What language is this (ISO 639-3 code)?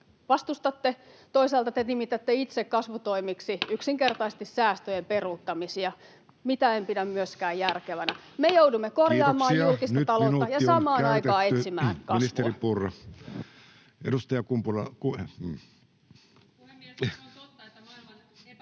fin